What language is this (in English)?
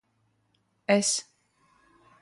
Latvian